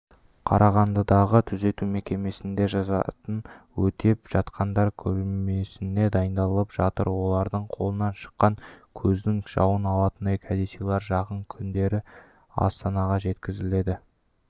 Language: Kazakh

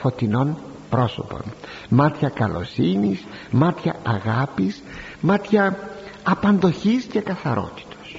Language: Greek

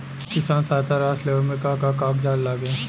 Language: Bhojpuri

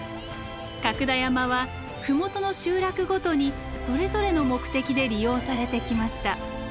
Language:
Japanese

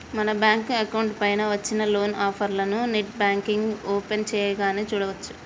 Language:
Telugu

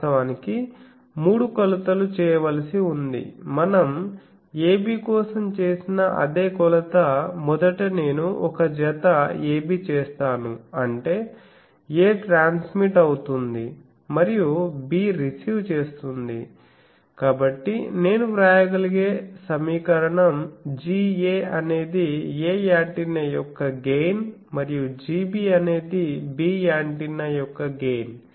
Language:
Telugu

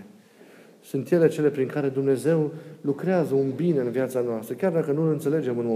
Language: Romanian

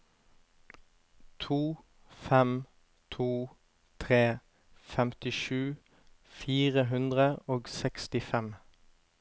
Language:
Norwegian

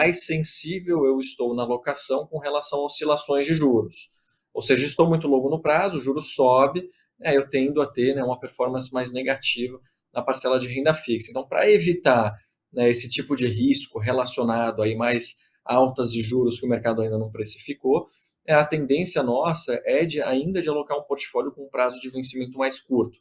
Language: Portuguese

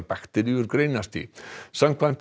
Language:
Icelandic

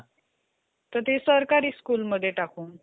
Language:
Marathi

